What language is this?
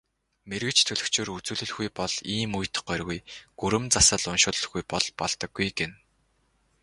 Mongolian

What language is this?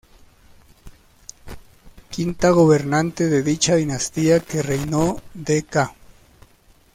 Spanish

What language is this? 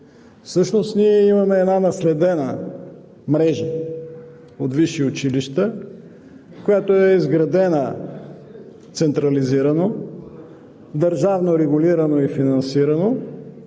Bulgarian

